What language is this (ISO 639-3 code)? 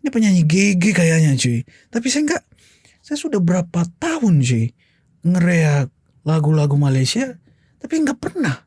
ind